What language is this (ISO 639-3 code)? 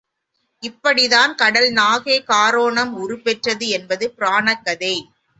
tam